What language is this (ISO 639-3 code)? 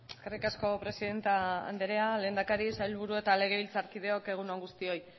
eus